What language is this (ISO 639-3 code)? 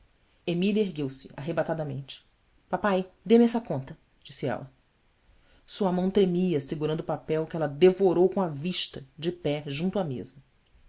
por